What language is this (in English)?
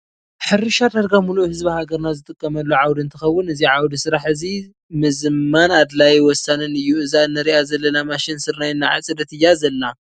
Tigrinya